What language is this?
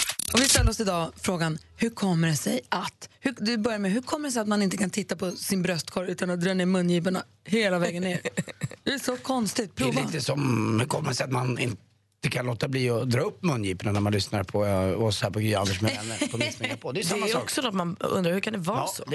Swedish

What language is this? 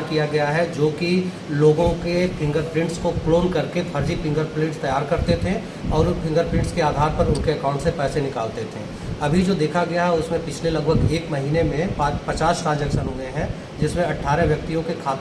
Hindi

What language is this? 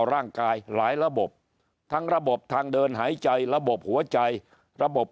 Thai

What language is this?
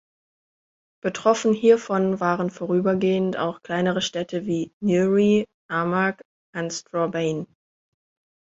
German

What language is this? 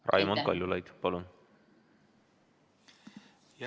Estonian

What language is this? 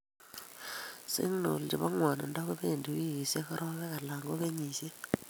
Kalenjin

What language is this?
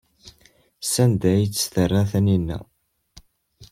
Kabyle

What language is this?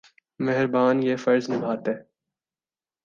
Urdu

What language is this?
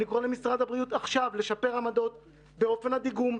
Hebrew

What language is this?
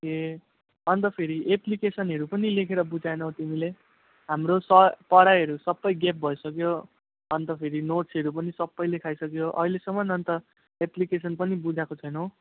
Nepali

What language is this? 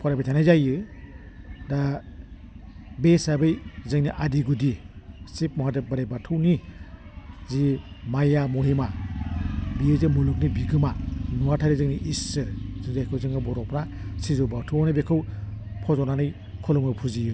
Bodo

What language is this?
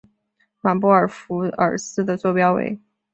Chinese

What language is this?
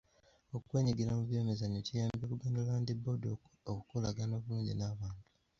Ganda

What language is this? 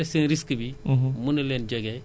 Wolof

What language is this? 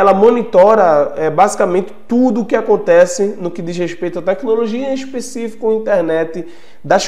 Portuguese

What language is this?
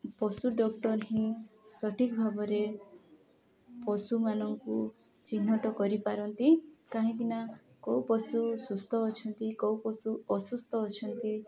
Odia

